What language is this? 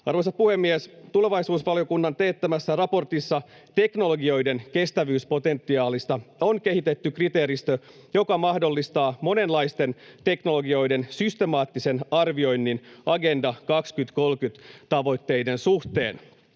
Finnish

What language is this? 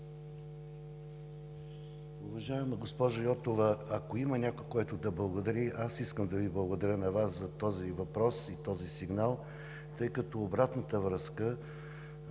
Bulgarian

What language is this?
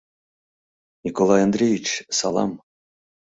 Mari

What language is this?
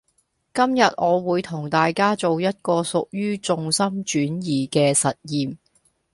Cantonese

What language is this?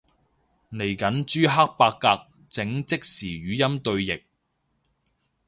Cantonese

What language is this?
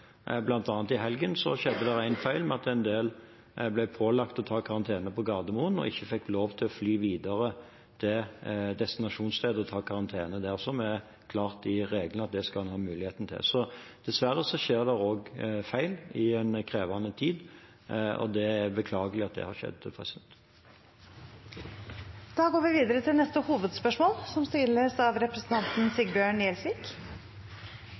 Norwegian Bokmål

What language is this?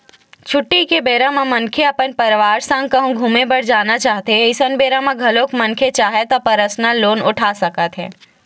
Chhattisgarhi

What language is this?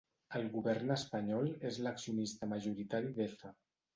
Catalan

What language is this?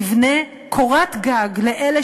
Hebrew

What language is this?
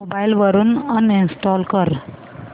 Marathi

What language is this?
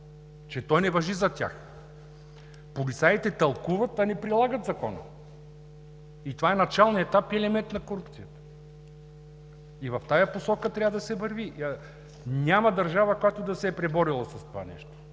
Bulgarian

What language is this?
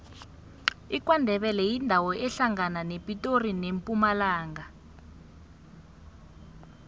South Ndebele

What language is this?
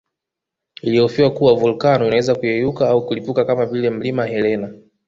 Swahili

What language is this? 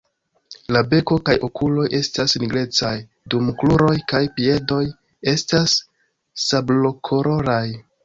Esperanto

